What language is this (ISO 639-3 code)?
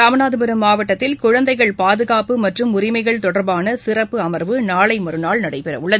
tam